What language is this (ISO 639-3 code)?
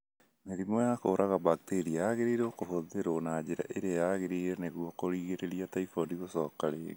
kik